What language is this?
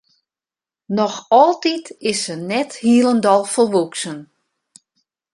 Western Frisian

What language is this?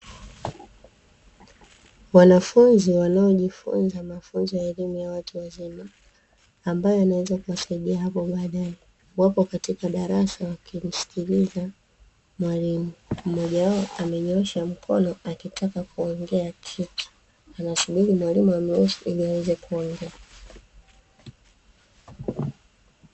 Swahili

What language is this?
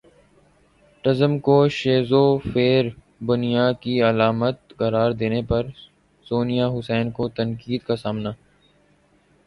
Urdu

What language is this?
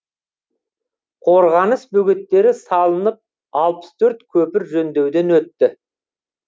Kazakh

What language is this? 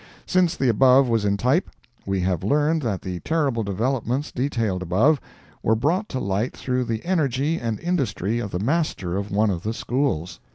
English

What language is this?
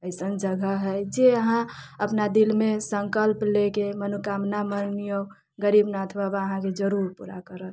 Maithili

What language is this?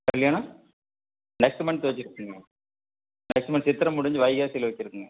Tamil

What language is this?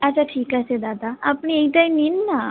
Bangla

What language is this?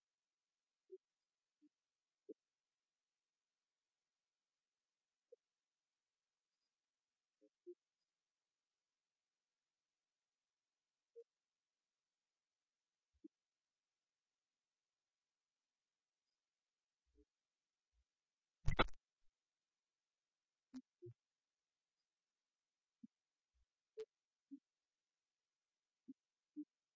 English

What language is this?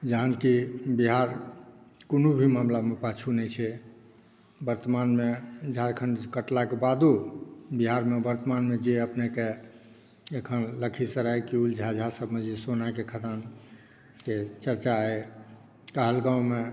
Maithili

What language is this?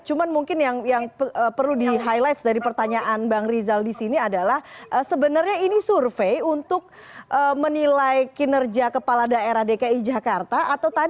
Indonesian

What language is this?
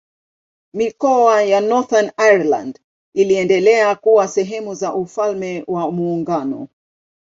Swahili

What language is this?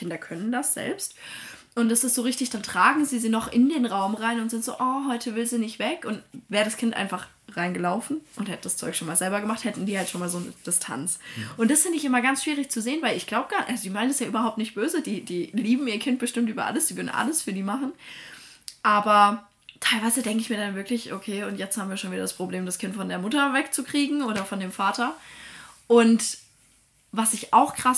German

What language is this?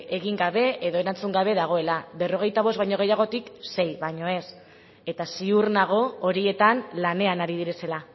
Basque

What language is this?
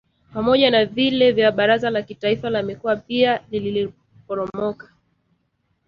Swahili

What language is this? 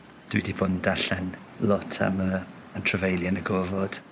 Welsh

